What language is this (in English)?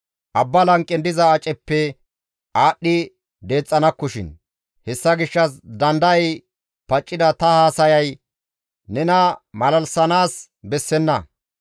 Gamo